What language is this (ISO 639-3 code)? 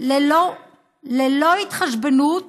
heb